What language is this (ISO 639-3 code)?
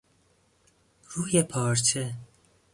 fas